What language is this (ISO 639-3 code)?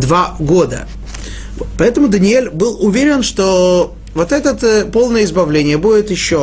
rus